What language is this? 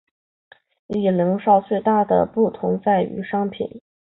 Chinese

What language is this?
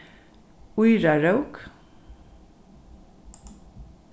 Faroese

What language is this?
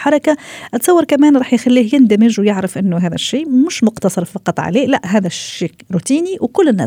Arabic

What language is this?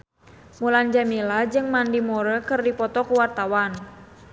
Sundanese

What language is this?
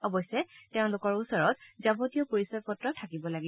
Assamese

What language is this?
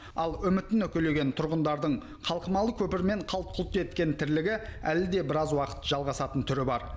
Kazakh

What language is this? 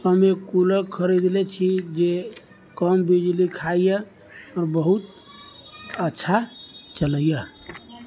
Maithili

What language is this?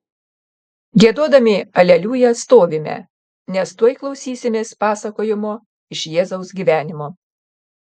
Lithuanian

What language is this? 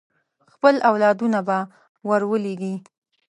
Pashto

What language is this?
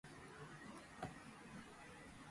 Georgian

